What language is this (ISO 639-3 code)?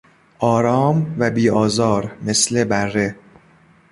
fas